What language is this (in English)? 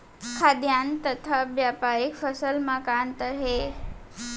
Chhattisgarhi